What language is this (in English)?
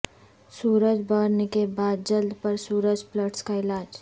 Urdu